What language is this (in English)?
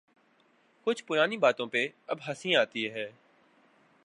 Urdu